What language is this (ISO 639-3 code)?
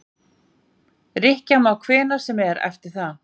isl